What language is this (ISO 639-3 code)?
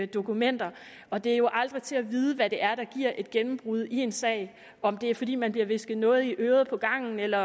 dan